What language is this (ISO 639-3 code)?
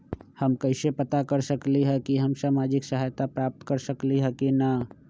mag